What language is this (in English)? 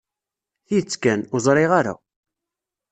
Kabyle